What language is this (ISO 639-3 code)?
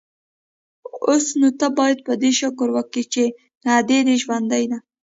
pus